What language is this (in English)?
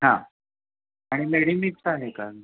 Marathi